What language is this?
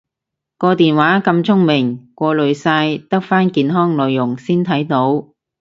Cantonese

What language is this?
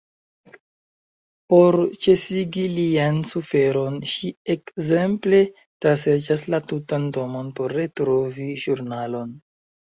Esperanto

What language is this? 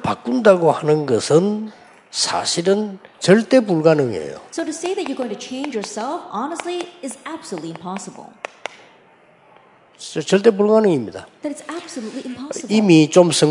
Korean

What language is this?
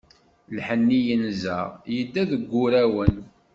Kabyle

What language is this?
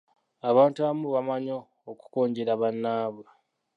Ganda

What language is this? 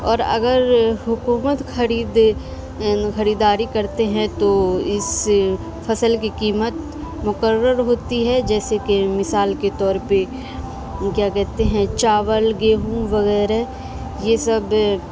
Urdu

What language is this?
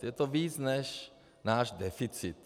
Czech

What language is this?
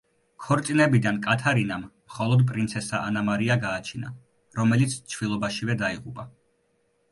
Georgian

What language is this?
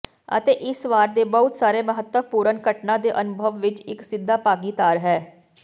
Punjabi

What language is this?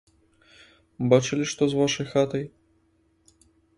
Belarusian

